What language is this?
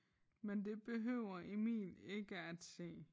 Danish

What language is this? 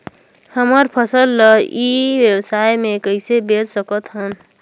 Chhattisgarhi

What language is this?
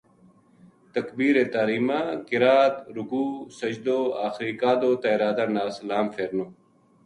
Gujari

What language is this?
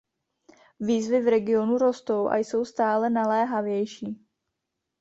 Czech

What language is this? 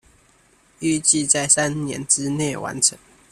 Chinese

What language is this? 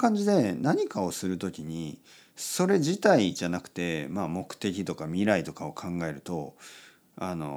Japanese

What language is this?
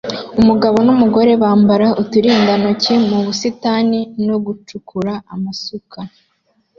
Kinyarwanda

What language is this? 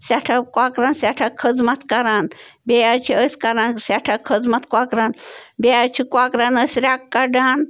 Kashmiri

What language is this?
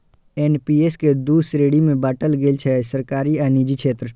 Maithili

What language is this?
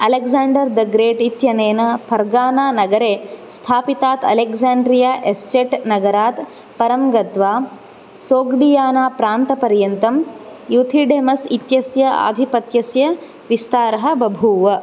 Sanskrit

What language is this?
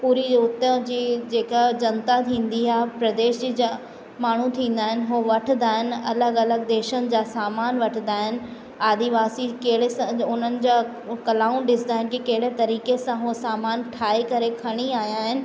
Sindhi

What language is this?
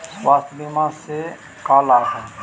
Magahi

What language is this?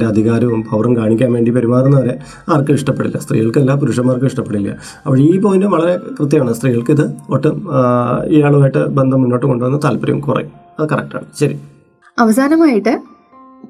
Malayalam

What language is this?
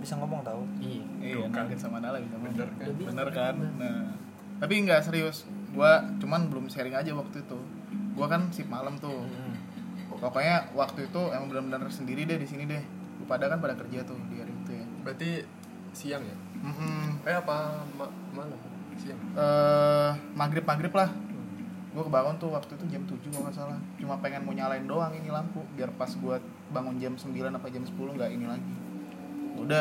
Indonesian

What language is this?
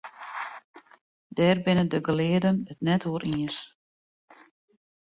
Western Frisian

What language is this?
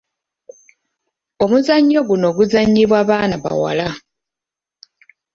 Ganda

